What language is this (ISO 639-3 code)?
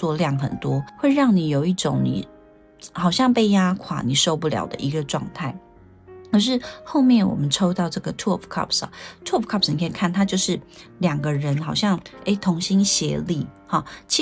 zho